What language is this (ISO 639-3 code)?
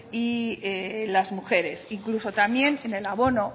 spa